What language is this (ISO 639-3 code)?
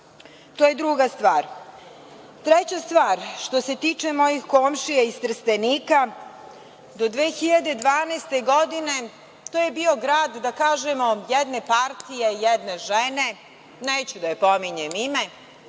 srp